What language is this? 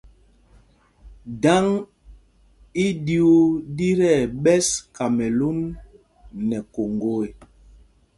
Mpumpong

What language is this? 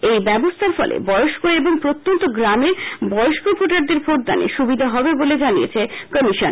Bangla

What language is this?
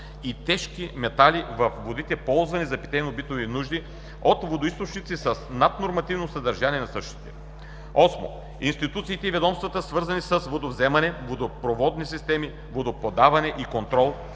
Bulgarian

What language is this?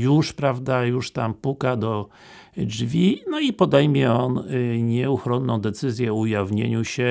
Polish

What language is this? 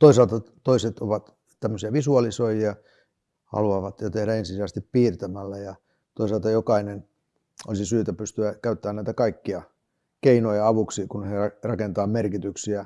Finnish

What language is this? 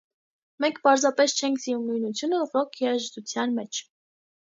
Armenian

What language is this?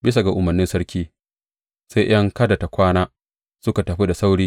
Hausa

